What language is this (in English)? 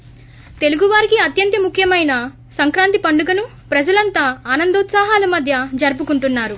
Telugu